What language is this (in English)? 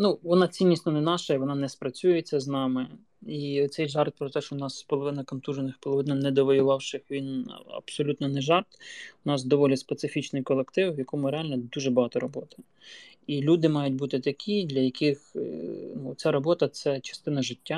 Ukrainian